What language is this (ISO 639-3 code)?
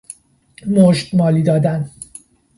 fas